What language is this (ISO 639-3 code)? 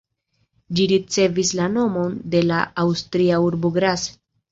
epo